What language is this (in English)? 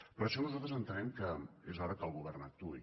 Catalan